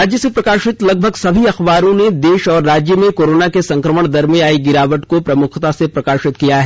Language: Hindi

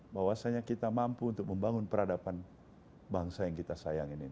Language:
Indonesian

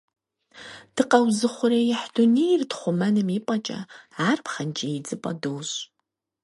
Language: Kabardian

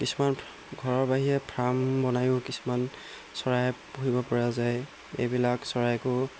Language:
Assamese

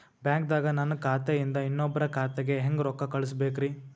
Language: Kannada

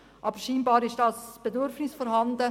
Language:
Swiss German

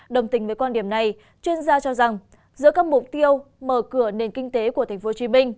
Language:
Vietnamese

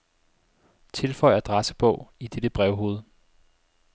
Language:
Danish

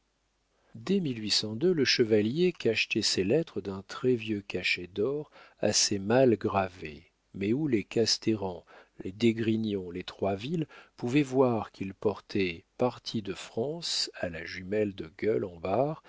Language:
French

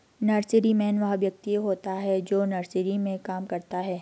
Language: Hindi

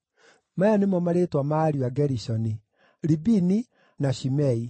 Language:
Kikuyu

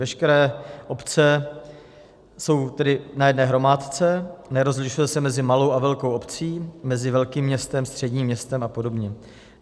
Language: Czech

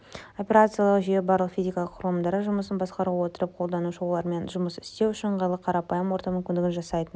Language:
Kazakh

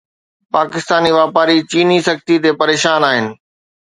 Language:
Sindhi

